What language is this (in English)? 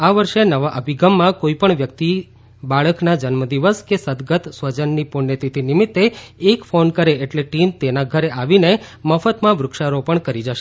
Gujarati